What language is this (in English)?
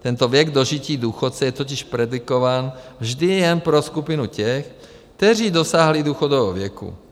Czech